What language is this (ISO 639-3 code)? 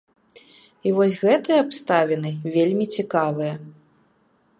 bel